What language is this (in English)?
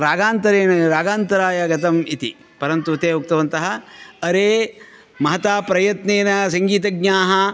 Sanskrit